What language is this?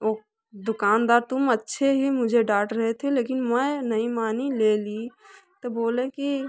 Hindi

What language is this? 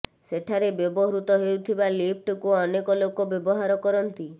Odia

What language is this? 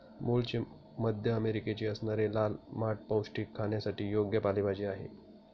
Marathi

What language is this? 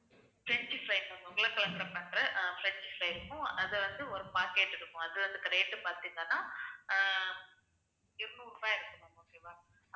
Tamil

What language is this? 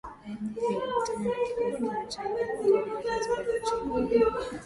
Swahili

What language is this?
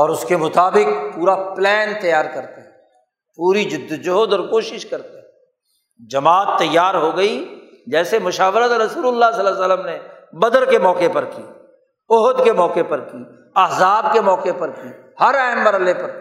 Urdu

